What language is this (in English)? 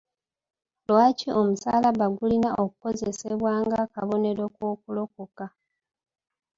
Ganda